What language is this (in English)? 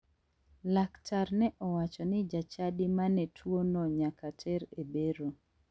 Luo (Kenya and Tanzania)